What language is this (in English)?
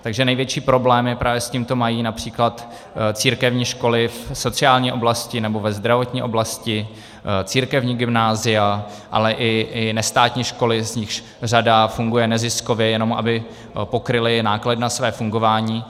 Czech